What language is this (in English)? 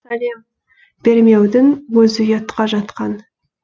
Kazakh